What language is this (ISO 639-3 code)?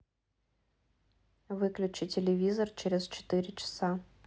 rus